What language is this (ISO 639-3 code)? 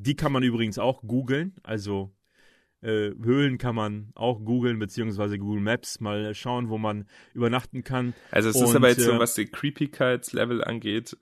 deu